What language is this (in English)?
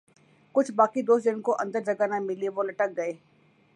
Urdu